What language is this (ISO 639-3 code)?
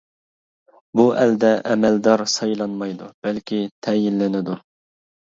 uig